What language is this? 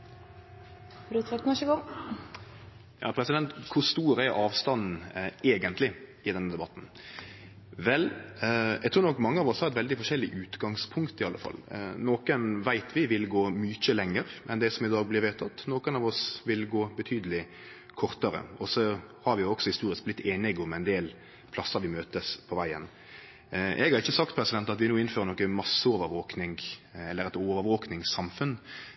Norwegian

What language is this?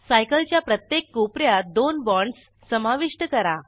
Marathi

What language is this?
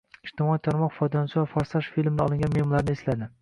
Uzbek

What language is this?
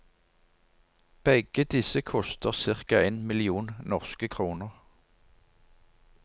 Norwegian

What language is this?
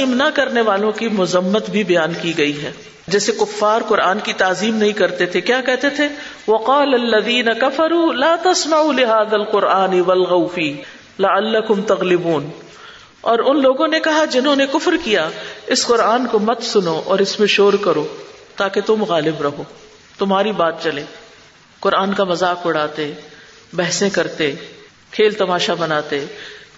Urdu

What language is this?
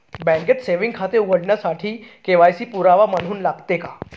Marathi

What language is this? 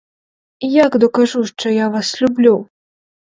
Ukrainian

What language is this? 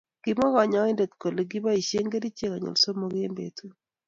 Kalenjin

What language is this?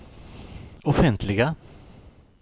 Swedish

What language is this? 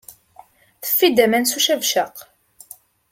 Kabyle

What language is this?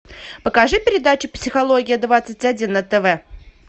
Russian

